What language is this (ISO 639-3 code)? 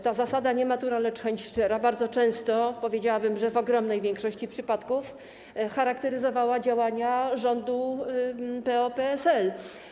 pol